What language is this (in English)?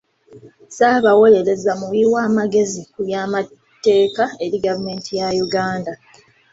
Ganda